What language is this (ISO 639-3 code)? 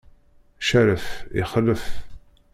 kab